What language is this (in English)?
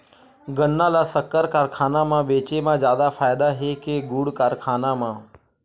Chhattisgarhi